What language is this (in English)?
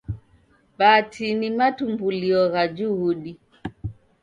Taita